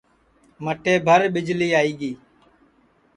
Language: Sansi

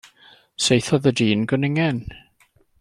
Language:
Welsh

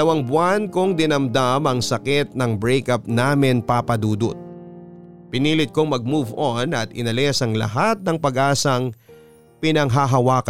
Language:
Filipino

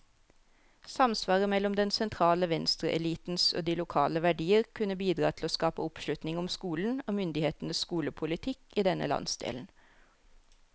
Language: Norwegian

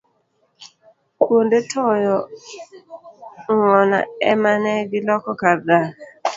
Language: Luo (Kenya and Tanzania)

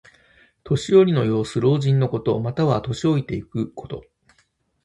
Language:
Japanese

